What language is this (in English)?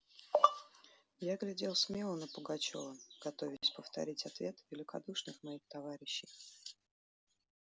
Russian